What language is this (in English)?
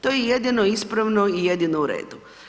Croatian